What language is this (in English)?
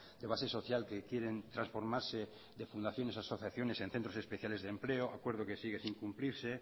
Spanish